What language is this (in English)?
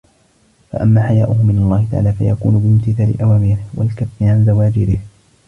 Arabic